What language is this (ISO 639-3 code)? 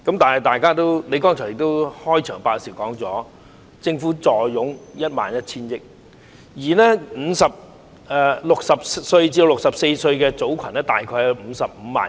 yue